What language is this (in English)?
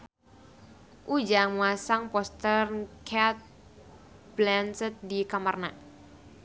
Sundanese